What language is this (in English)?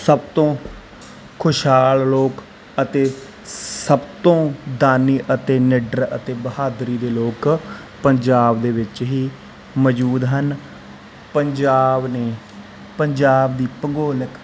Punjabi